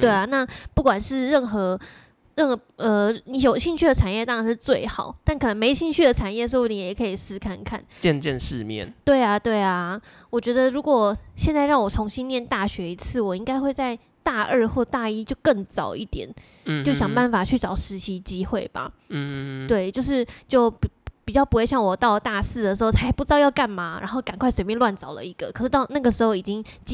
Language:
Chinese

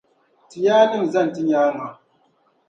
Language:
Dagbani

